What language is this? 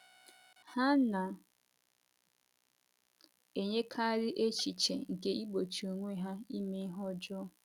Igbo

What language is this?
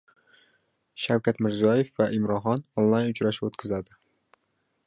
Uzbek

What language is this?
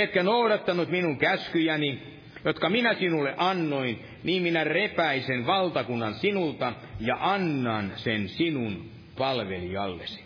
Finnish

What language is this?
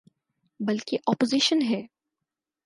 Urdu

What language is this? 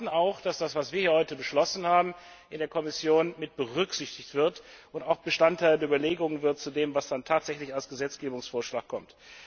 German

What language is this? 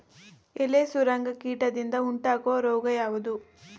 Kannada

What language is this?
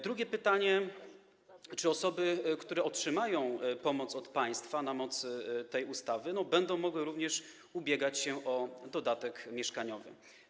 Polish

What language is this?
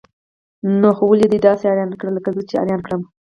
Pashto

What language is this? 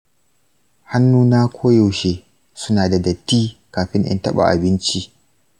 Hausa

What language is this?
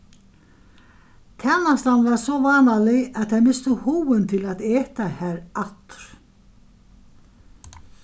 Faroese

